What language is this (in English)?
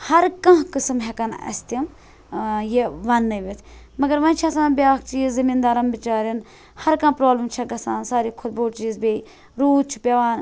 Kashmiri